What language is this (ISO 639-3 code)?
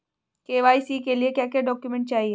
hin